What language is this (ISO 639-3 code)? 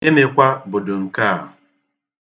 ibo